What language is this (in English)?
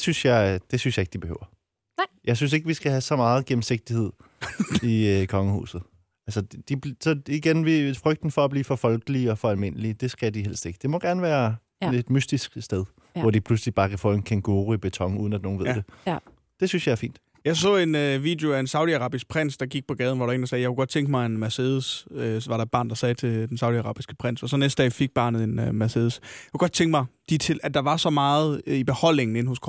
Danish